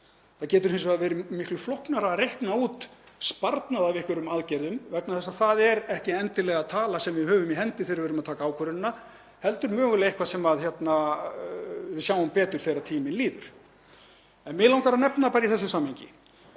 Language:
Icelandic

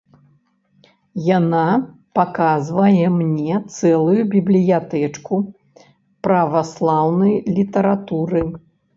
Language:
Belarusian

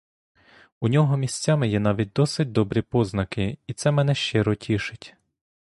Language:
Ukrainian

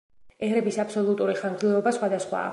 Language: Georgian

